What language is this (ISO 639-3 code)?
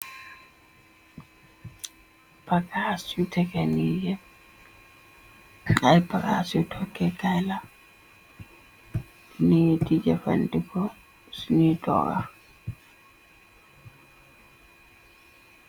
wol